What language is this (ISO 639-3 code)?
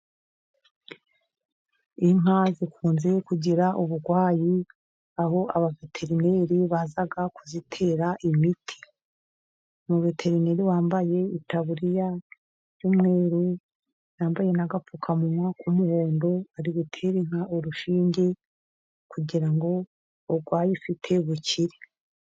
kin